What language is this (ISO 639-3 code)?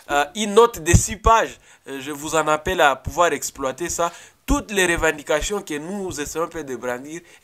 fra